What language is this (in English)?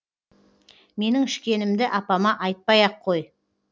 Kazakh